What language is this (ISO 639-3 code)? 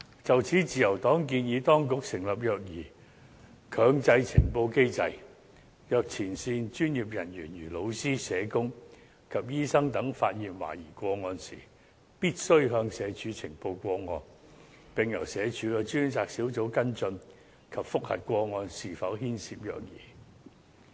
yue